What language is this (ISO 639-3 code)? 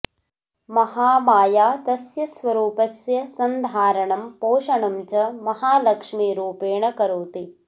san